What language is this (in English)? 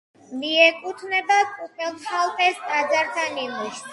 Georgian